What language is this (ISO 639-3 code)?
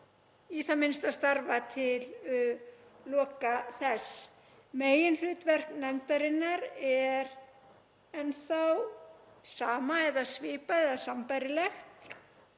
isl